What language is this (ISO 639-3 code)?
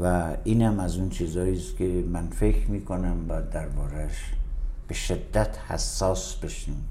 fas